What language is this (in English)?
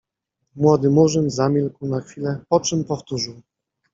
Polish